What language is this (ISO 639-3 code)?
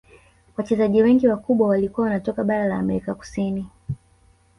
swa